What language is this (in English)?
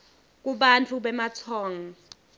Swati